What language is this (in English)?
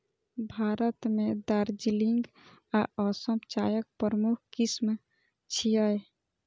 Maithili